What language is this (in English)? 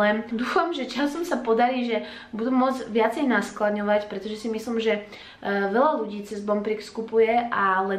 Slovak